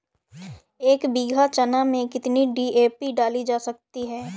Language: Hindi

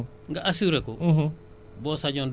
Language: Wolof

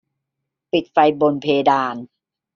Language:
Thai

